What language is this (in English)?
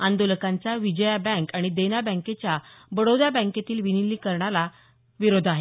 Marathi